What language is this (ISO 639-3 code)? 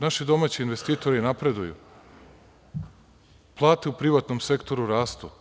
srp